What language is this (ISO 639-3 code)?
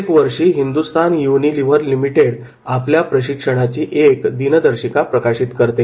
mar